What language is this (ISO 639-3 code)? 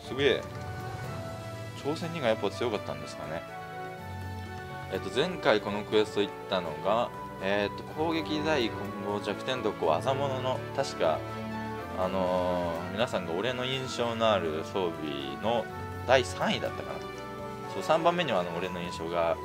jpn